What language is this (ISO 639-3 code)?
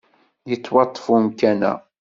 kab